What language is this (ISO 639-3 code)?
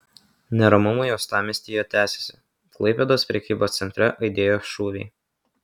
lit